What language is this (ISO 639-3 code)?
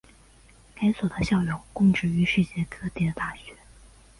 zho